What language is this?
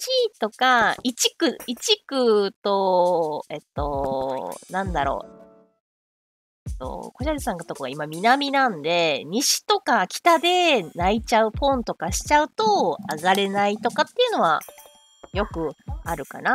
Japanese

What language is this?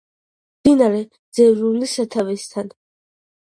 Georgian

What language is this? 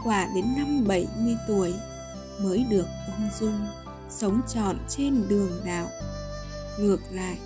Vietnamese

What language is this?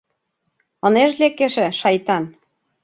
Mari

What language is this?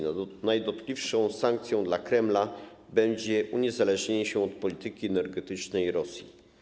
Polish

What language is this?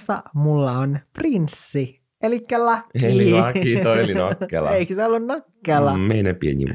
Finnish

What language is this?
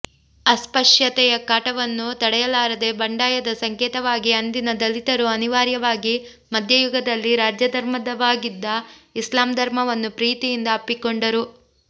Kannada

